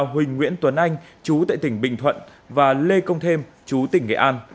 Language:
Vietnamese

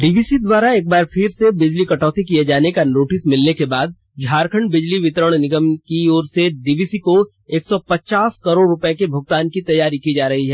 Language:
Hindi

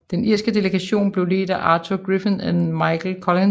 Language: Danish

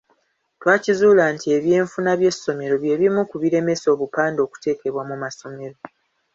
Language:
Ganda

